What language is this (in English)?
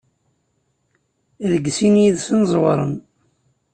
Kabyle